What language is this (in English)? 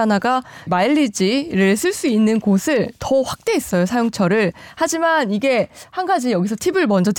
Korean